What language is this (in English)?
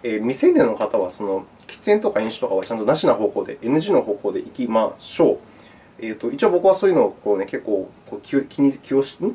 Japanese